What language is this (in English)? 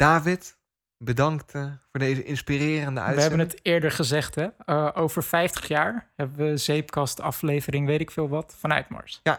Dutch